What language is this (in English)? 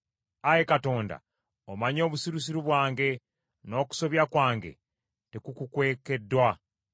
Ganda